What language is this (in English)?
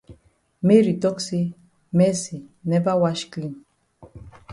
Cameroon Pidgin